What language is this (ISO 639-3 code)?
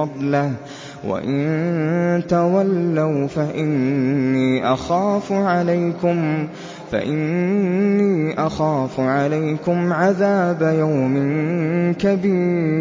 ara